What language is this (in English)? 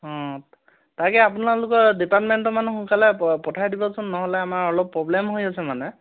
Assamese